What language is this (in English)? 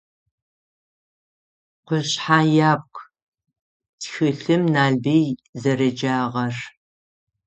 Adyghe